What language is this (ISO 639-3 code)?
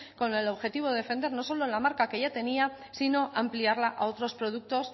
spa